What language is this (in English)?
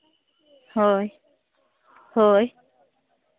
Santali